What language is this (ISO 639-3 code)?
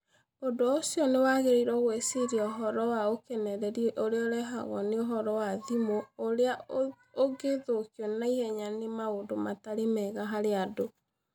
kik